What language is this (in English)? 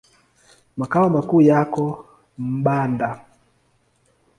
Swahili